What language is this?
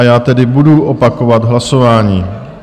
Czech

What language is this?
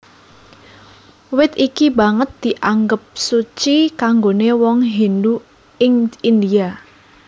Javanese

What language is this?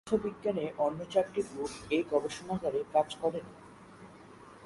Bangla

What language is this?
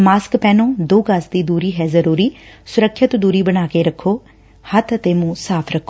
Punjabi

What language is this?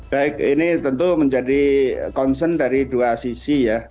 Indonesian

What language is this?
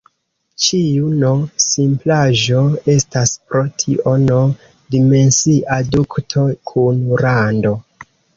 Esperanto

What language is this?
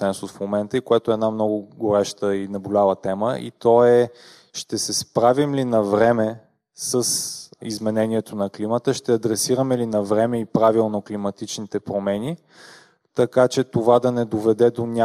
Bulgarian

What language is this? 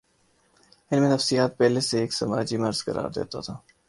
Urdu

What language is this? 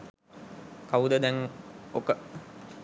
Sinhala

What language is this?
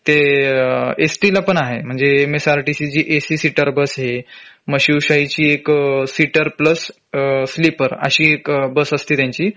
Marathi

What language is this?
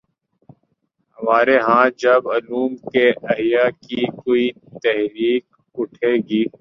Urdu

